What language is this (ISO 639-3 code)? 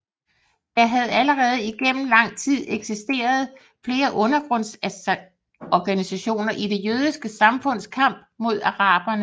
dan